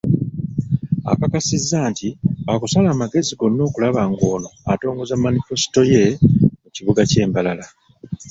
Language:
Ganda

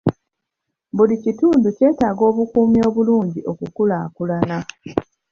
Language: Ganda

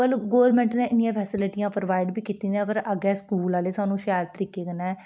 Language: Dogri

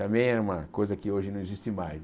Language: Portuguese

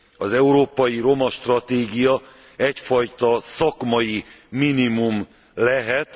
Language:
Hungarian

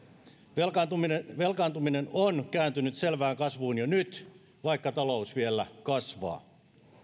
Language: Finnish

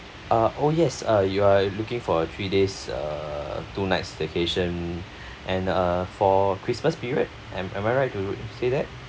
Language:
English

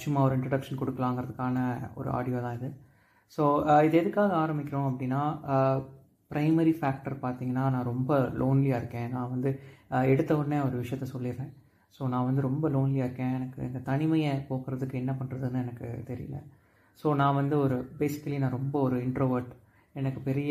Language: Tamil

